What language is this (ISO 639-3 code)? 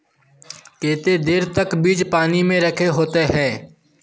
mag